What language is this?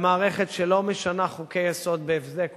Hebrew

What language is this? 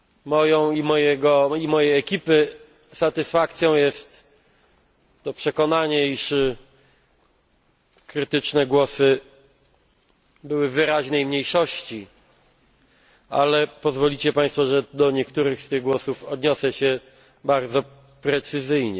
Polish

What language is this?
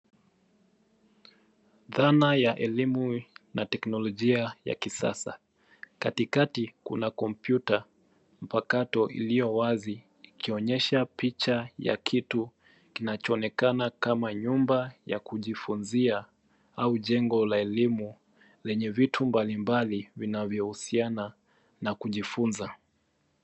Swahili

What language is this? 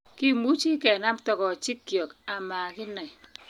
Kalenjin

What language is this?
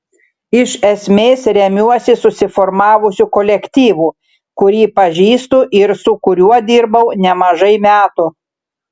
Lithuanian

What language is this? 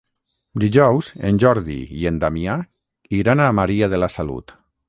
Catalan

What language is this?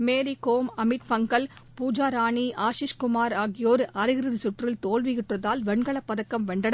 Tamil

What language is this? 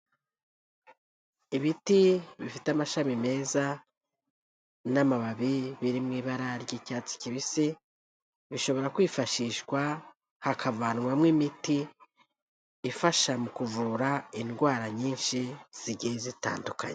Kinyarwanda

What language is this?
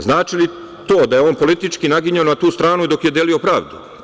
Serbian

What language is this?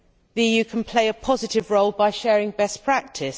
English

